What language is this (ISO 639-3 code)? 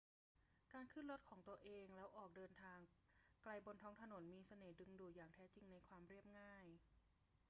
tha